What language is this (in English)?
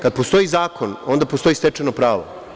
Serbian